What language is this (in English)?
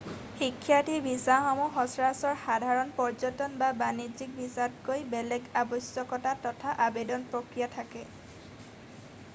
Assamese